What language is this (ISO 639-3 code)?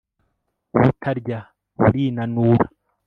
kin